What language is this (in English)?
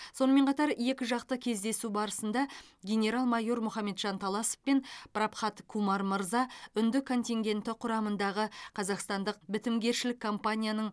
Kazakh